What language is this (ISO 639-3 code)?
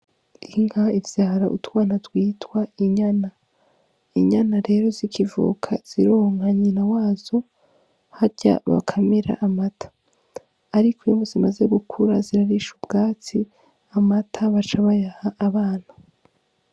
run